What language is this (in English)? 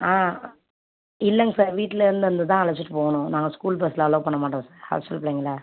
Tamil